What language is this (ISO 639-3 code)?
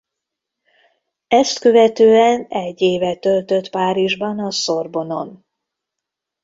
hun